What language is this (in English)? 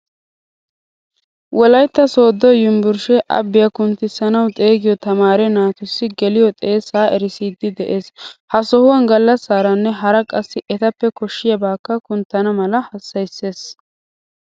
Wolaytta